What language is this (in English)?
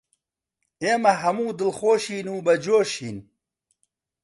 Central Kurdish